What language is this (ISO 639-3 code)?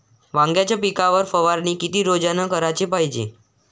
mar